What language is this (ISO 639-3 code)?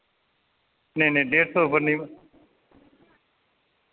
doi